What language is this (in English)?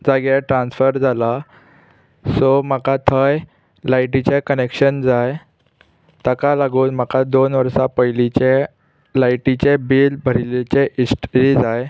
Konkani